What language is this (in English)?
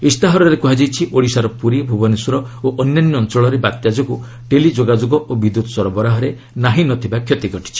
Odia